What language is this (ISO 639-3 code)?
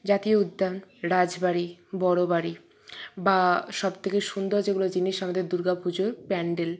ben